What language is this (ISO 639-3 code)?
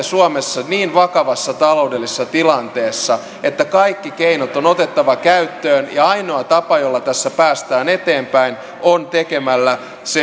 fin